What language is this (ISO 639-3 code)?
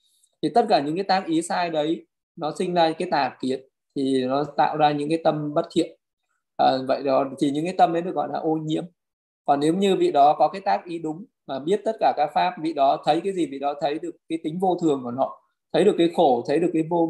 vie